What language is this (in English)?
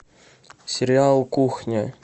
Russian